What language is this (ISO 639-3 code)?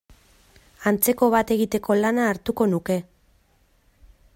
eus